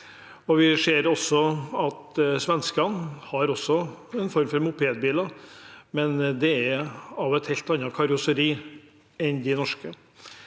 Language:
Norwegian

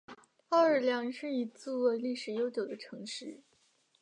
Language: Chinese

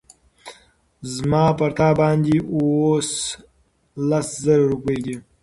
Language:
Pashto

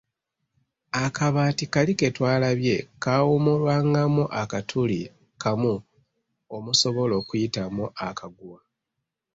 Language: Ganda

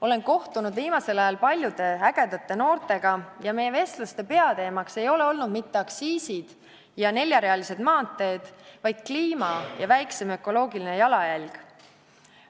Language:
Estonian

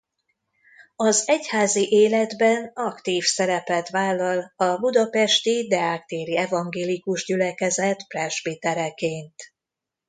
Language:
Hungarian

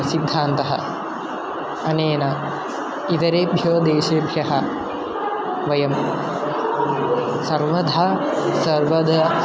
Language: Sanskrit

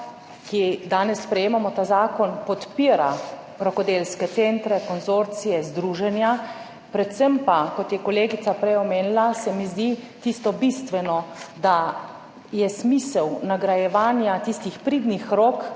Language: Slovenian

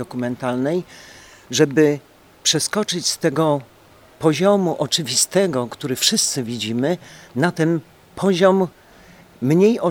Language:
Polish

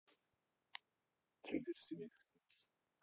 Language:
Russian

